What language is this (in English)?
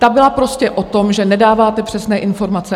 Czech